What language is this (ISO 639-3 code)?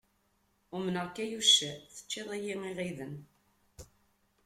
kab